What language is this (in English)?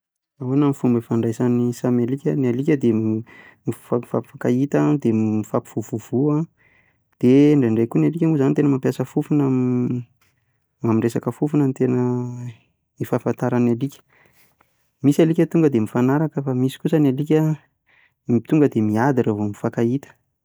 Malagasy